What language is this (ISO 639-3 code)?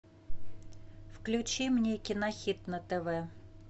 rus